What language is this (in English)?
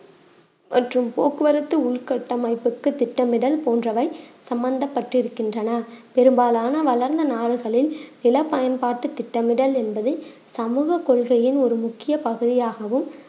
Tamil